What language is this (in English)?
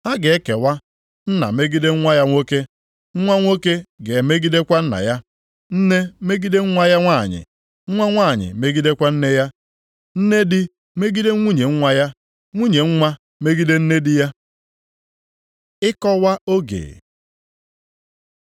Igbo